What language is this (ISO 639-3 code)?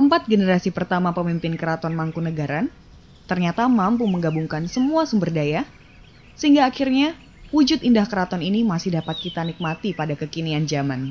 ind